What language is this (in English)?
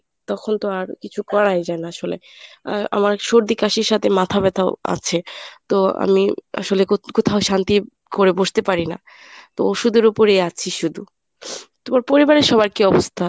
Bangla